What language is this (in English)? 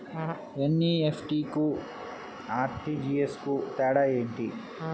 Telugu